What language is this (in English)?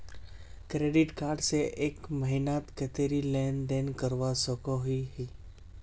Magahi